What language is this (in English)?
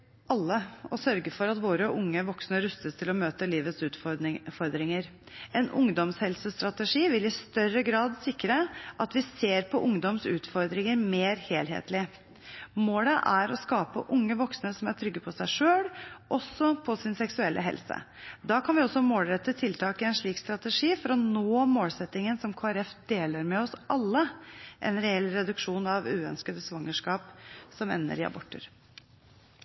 Norwegian Bokmål